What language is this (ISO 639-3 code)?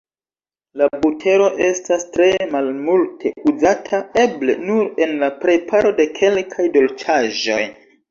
epo